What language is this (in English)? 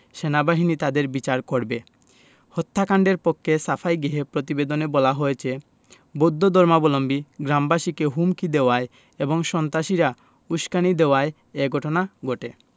Bangla